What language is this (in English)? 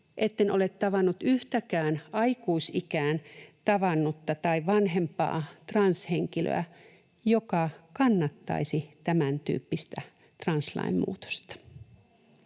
Finnish